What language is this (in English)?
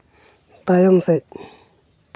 Santali